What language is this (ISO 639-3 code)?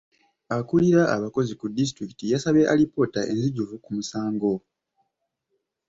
lug